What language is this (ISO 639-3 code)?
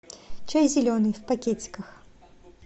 rus